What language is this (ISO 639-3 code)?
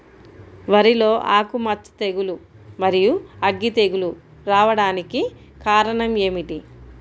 tel